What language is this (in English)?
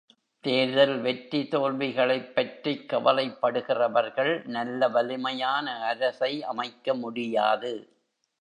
Tamil